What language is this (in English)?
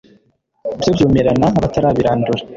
Kinyarwanda